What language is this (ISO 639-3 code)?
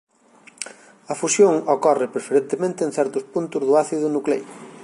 glg